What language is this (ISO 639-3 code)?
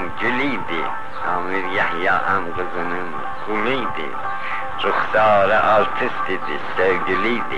fas